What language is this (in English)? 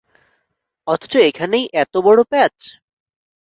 Bangla